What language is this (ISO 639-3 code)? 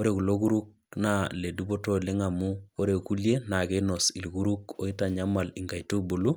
mas